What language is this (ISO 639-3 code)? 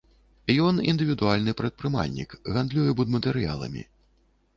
bel